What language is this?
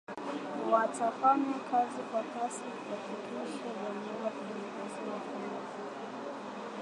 Swahili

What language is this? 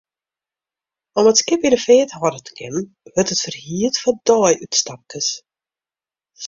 Western Frisian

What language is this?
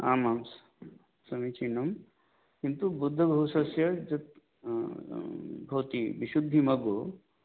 Sanskrit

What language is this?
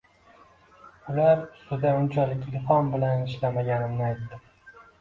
Uzbek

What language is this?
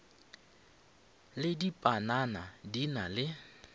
Northern Sotho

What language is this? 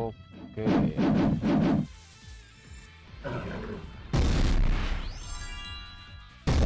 Indonesian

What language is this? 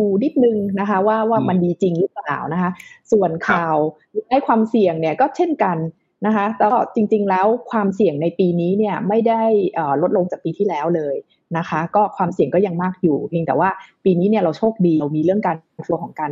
Thai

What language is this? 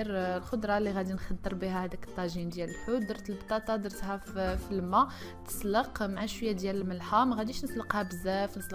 Arabic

